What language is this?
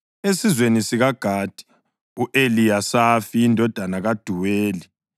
North Ndebele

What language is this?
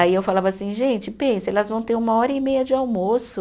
Portuguese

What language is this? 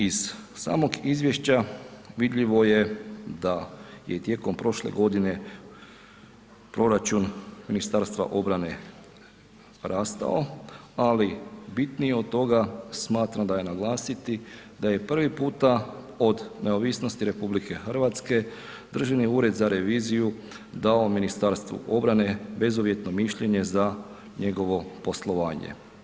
Croatian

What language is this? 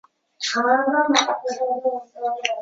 Chinese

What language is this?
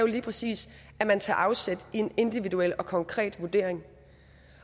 Danish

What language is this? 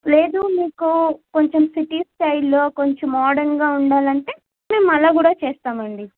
Telugu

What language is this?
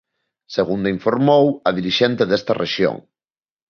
Galician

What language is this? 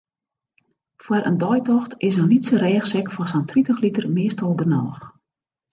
Western Frisian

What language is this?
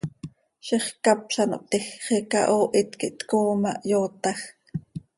Seri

